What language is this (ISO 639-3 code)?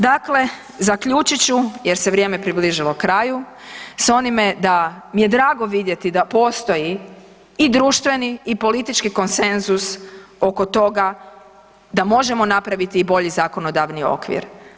hrv